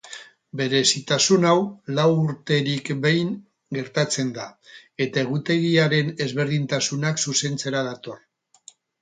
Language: Basque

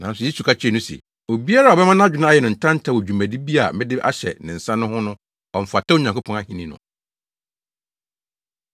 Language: Akan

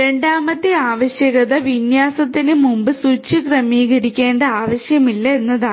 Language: Malayalam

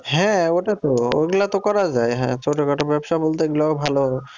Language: Bangla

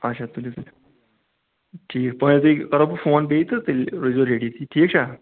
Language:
Kashmiri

